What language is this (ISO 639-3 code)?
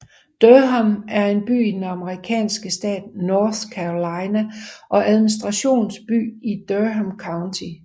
dan